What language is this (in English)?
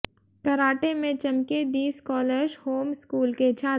Hindi